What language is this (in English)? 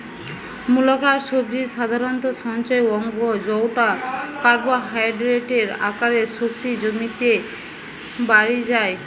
Bangla